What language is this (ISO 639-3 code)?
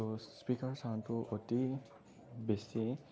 asm